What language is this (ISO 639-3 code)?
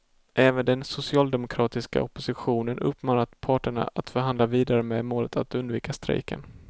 swe